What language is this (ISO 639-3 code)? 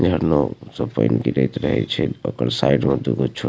mai